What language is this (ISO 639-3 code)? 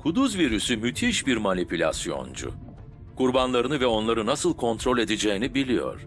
tur